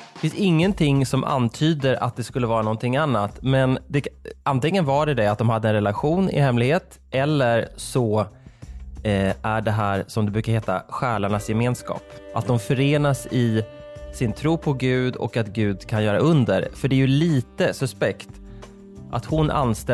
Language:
Swedish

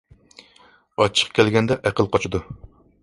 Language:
Uyghur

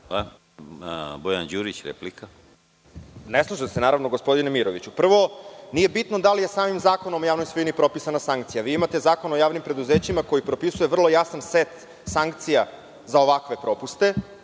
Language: Serbian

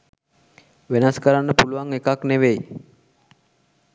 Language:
Sinhala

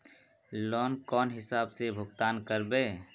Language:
Magahi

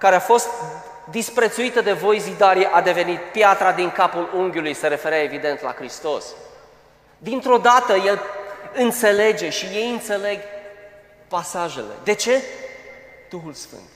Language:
Romanian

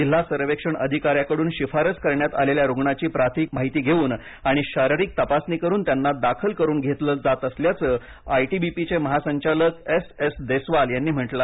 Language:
Marathi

